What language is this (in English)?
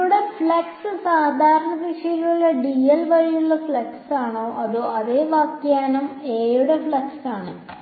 Malayalam